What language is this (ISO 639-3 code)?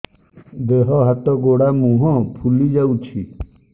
ori